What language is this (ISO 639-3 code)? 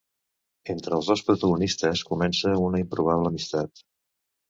cat